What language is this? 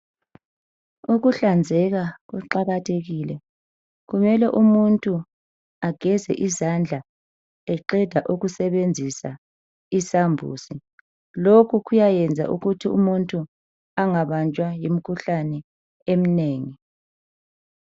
North Ndebele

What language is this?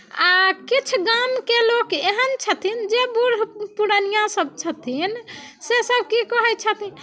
Maithili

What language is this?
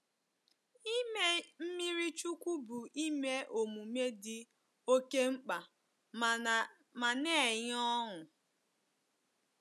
Igbo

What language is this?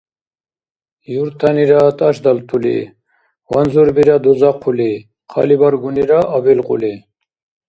Dargwa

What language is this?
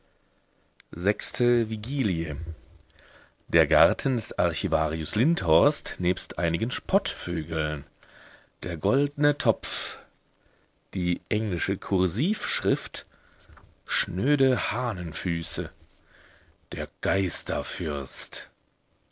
German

